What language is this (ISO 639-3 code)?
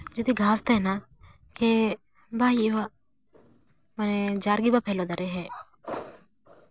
sat